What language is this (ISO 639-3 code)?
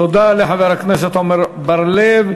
heb